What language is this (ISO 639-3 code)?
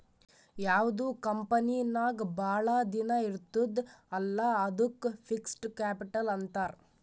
kan